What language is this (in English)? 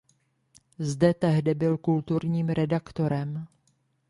Czech